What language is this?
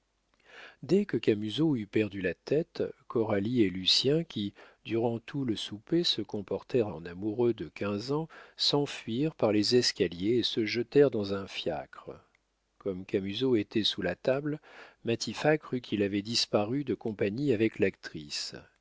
French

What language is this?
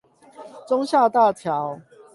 Chinese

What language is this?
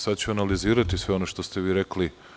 Serbian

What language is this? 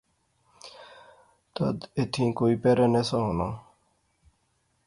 Pahari-Potwari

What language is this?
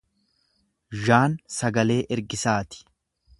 Oromo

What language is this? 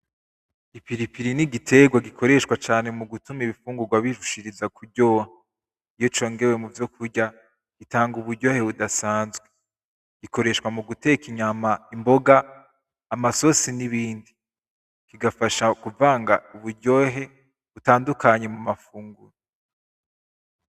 Rundi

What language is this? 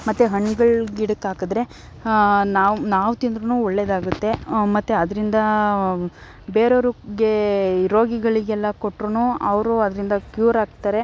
Kannada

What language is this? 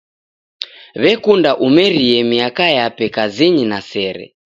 Taita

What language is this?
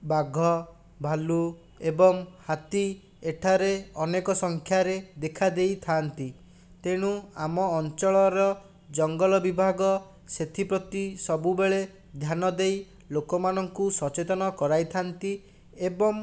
Odia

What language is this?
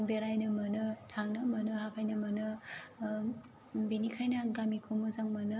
Bodo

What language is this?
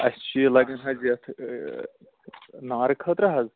Kashmiri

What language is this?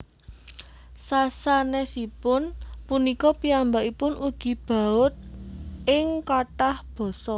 Javanese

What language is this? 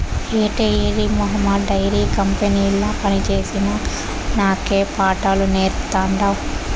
Telugu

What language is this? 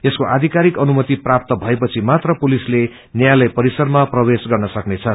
Nepali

